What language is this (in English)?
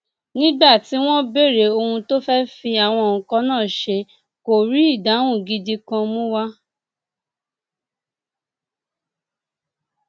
Yoruba